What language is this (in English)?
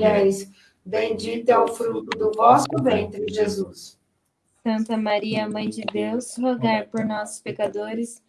Portuguese